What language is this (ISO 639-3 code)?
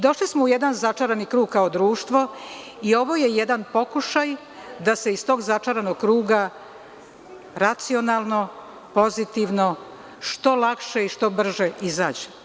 srp